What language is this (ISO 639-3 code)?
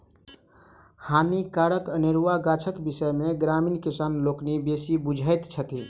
mai